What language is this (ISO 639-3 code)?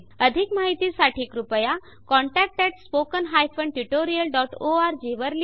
mar